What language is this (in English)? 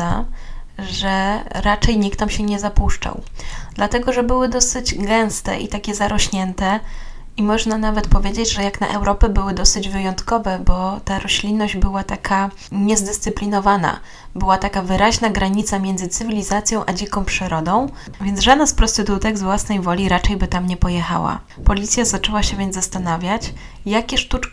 Polish